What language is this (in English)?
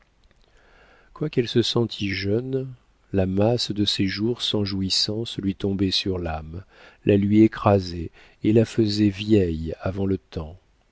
French